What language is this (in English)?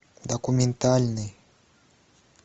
Russian